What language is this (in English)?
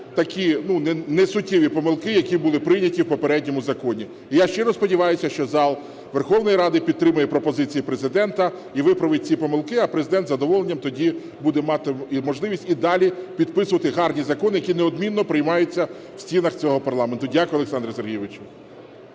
Ukrainian